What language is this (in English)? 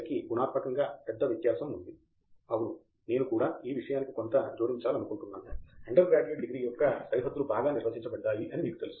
Telugu